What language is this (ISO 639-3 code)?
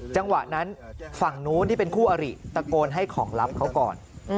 tha